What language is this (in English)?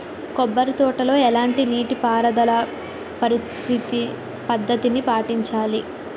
Telugu